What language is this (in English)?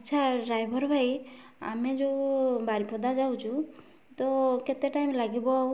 Odia